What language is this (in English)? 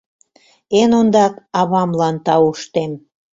Mari